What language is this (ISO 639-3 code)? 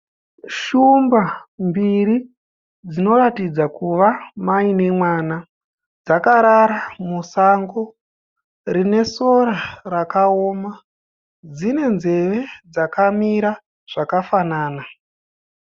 sna